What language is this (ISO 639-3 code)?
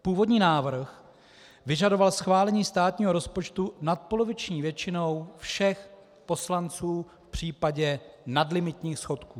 ces